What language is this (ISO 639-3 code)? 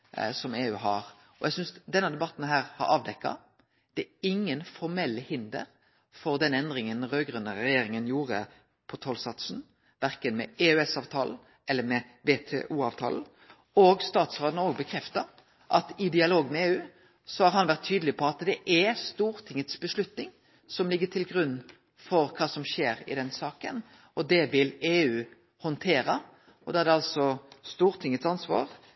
nno